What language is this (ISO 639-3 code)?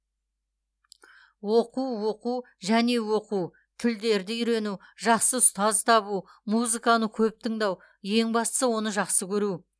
kaz